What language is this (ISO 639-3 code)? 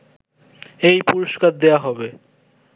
ben